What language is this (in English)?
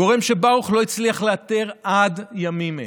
Hebrew